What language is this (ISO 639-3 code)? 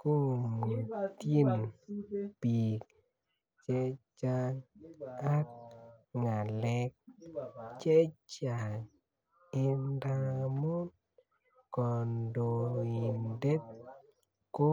kln